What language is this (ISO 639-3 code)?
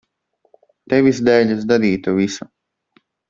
lav